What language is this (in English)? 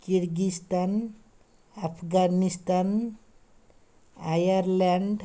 Odia